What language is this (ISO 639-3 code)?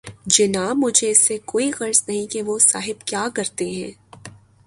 urd